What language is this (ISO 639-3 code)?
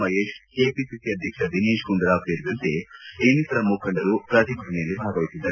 kan